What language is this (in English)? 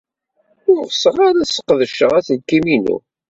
Kabyle